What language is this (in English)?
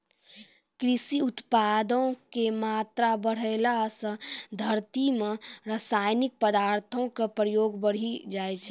Maithili